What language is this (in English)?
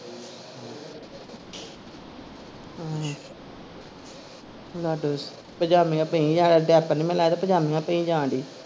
Punjabi